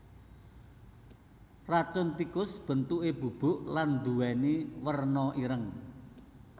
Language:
Javanese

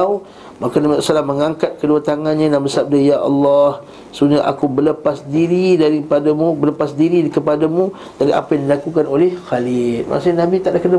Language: Malay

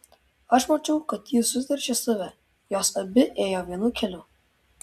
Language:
Lithuanian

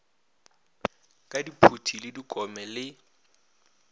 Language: Northern Sotho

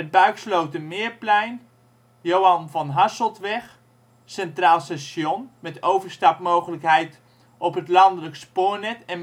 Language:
Dutch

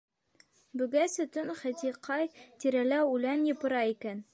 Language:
Bashkir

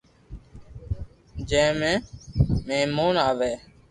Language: Loarki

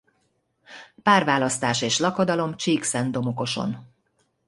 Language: Hungarian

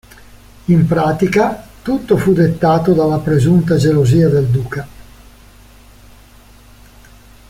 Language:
Italian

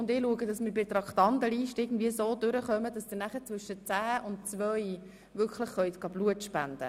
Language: Swiss German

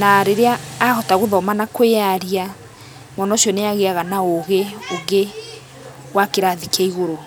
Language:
Kikuyu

